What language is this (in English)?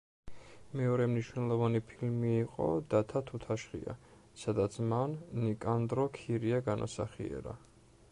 Georgian